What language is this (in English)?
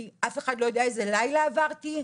Hebrew